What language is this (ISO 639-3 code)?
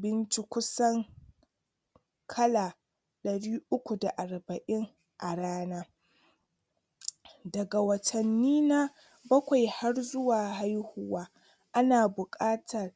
hau